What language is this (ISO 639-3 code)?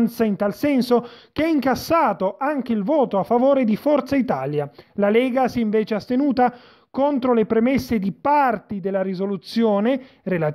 ita